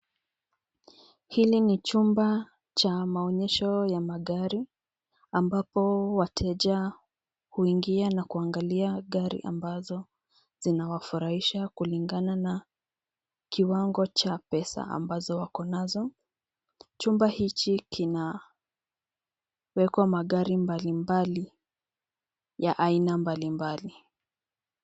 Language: Swahili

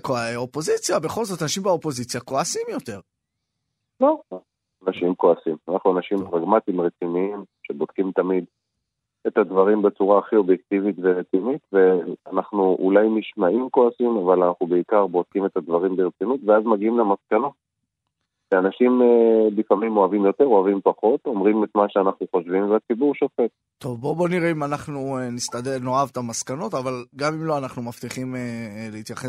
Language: Hebrew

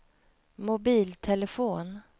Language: Swedish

